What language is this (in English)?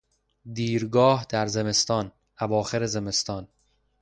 Persian